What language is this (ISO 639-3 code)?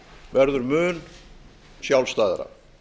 isl